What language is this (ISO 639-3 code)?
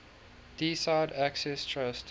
eng